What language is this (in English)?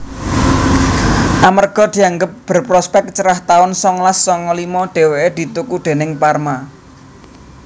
Javanese